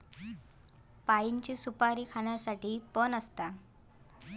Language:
Marathi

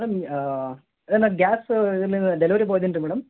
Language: Kannada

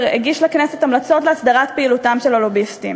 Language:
Hebrew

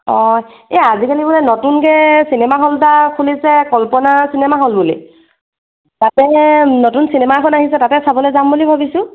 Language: Assamese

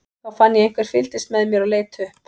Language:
Icelandic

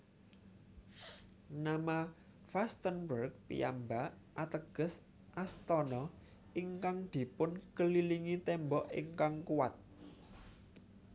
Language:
Javanese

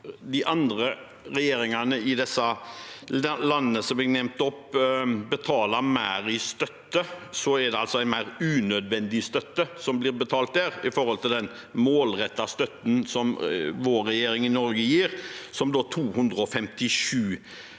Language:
Norwegian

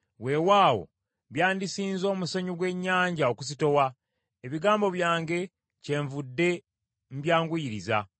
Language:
Ganda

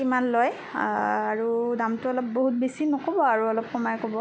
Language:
Assamese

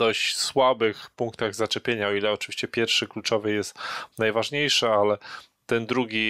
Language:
Polish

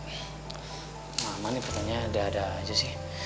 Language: Indonesian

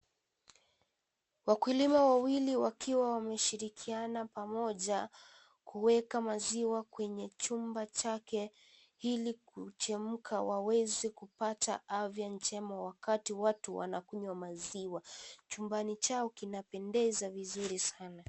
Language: Swahili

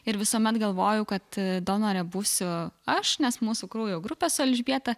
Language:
Lithuanian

